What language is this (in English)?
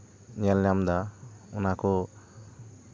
Santali